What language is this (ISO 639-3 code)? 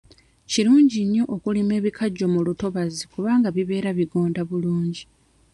lug